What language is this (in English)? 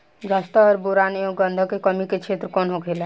Bhojpuri